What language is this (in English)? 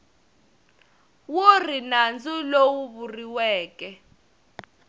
Tsonga